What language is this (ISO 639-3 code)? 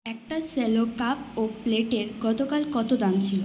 ben